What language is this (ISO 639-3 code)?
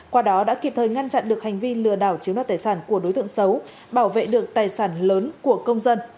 vie